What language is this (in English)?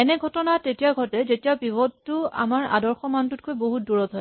Assamese